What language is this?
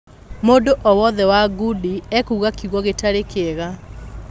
Kikuyu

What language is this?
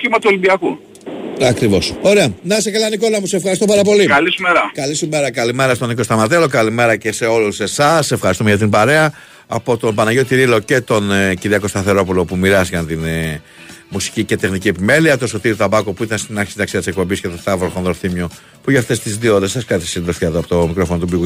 Greek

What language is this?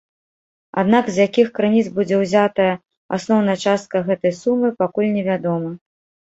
Belarusian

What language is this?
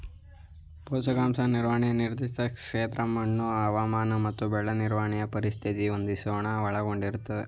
Kannada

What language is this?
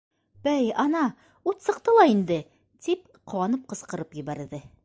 Bashkir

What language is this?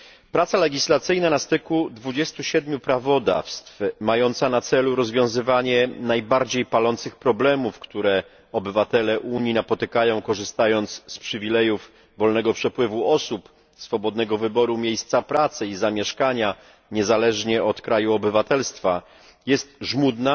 Polish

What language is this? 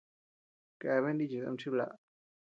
Tepeuxila Cuicatec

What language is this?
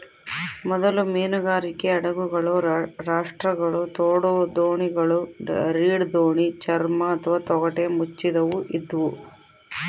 Kannada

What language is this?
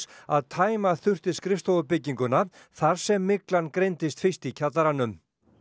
Icelandic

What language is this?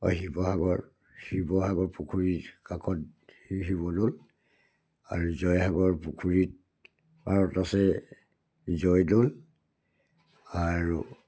Assamese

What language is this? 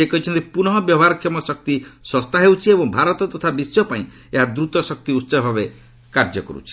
Odia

